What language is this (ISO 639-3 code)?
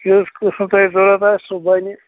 kas